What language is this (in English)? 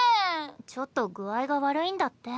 Japanese